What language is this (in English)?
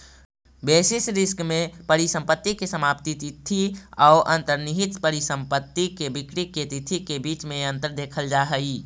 Magahi